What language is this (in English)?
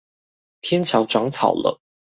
Chinese